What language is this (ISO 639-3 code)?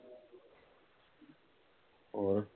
pan